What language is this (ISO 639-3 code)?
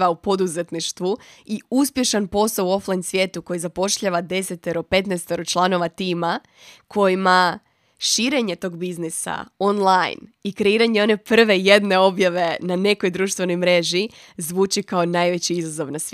hrv